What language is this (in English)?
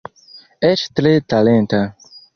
Esperanto